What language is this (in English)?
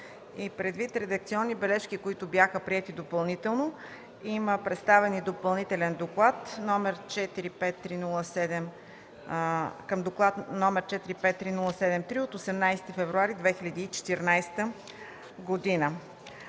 Bulgarian